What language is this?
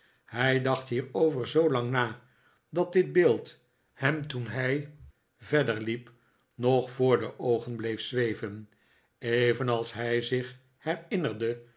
Dutch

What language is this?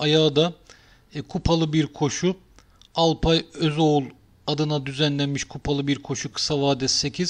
Turkish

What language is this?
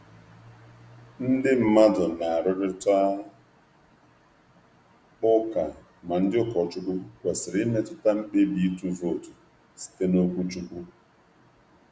Igbo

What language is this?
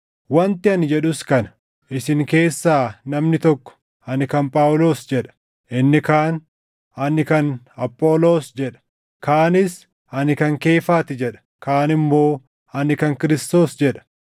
Oromo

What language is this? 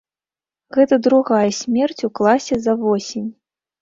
Belarusian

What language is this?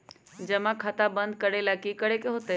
Magahi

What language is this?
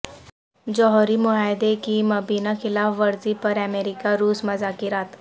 Urdu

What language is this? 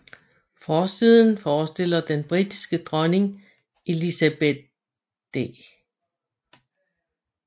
Danish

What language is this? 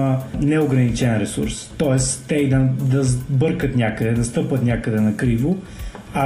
Bulgarian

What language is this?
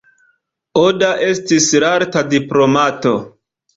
Esperanto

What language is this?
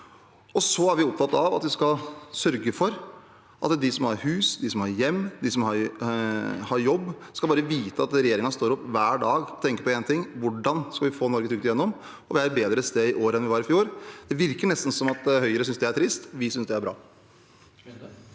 Norwegian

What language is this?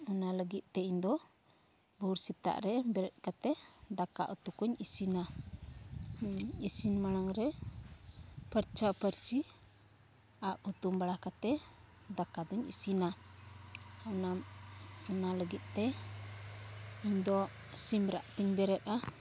Santali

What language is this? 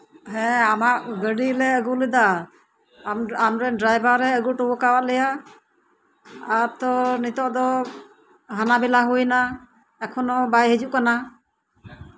Santali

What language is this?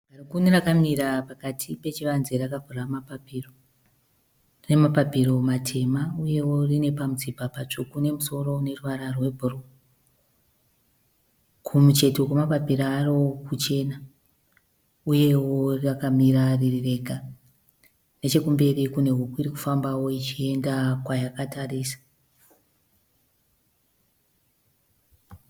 Shona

